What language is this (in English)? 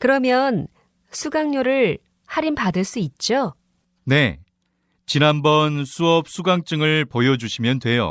Korean